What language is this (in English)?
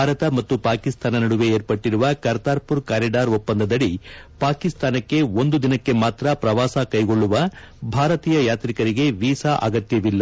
Kannada